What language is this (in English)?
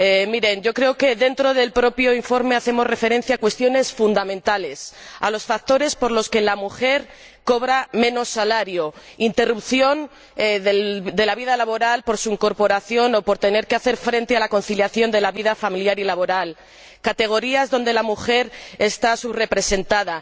Spanish